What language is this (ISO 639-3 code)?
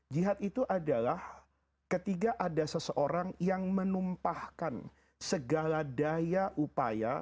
ind